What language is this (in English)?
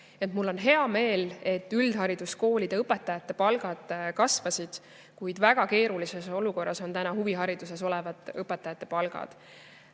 Estonian